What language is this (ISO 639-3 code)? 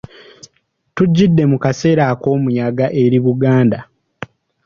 lug